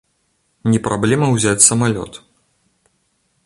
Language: Belarusian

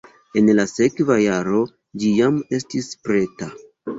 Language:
Esperanto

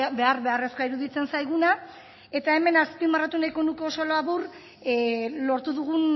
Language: Basque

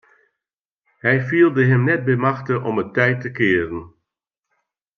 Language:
Western Frisian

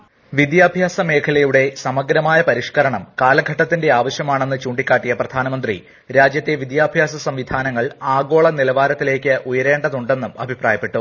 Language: Malayalam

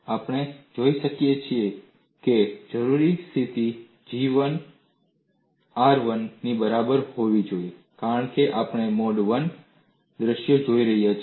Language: Gujarati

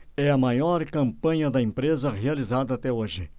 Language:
Portuguese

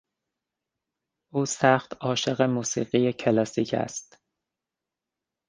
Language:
Persian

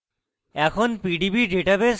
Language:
Bangla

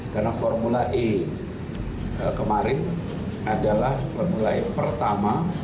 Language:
Indonesian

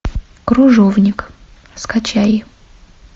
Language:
Russian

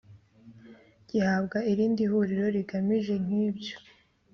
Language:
Kinyarwanda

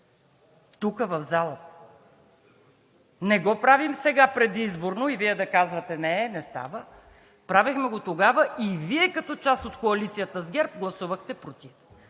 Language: Bulgarian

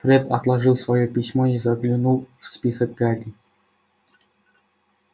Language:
Russian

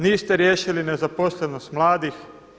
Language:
Croatian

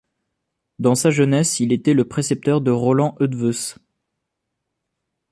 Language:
French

